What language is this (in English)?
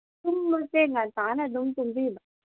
Manipuri